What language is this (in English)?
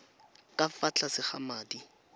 Tswana